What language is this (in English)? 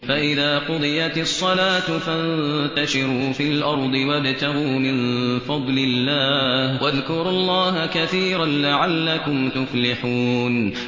Arabic